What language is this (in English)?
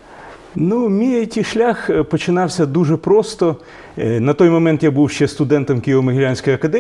Ukrainian